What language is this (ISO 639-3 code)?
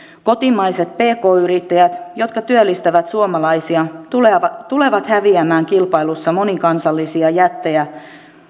fin